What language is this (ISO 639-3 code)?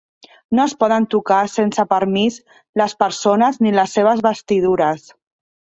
cat